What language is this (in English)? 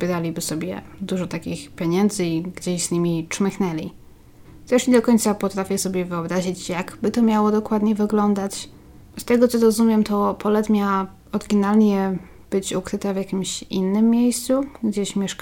Polish